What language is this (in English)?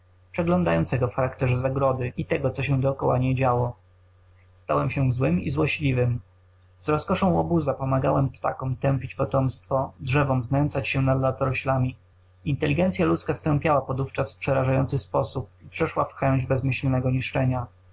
Polish